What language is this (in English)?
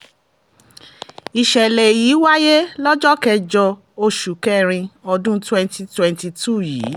Yoruba